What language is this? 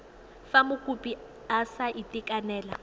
Tswana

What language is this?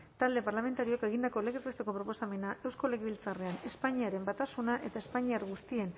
Basque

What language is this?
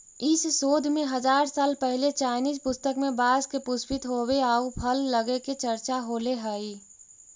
Magahi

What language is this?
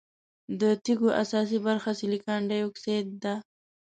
Pashto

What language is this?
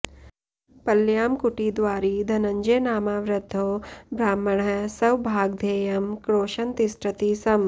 Sanskrit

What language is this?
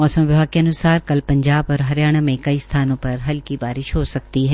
Hindi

